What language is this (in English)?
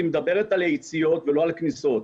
Hebrew